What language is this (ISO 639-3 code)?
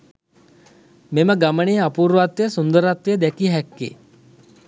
sin